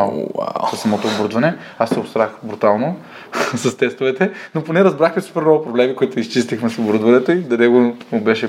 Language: Bulgarian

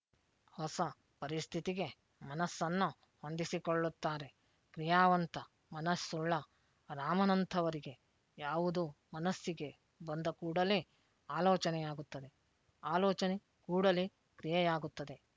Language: Kannada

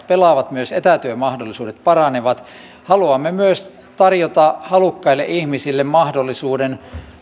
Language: Finnish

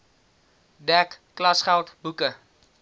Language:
Afrikaans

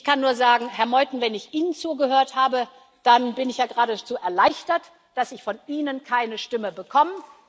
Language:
German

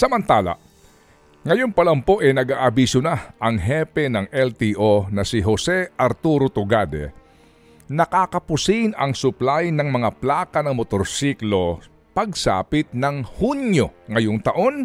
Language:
Filipino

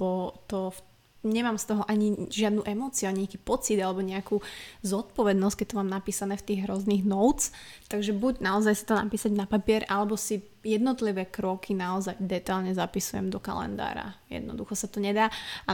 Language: Slovak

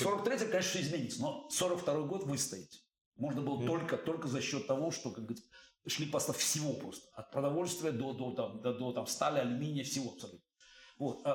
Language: Russian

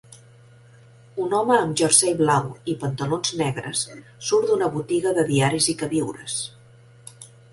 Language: Catalan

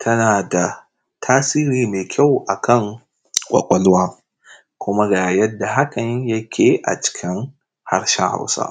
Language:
Hausa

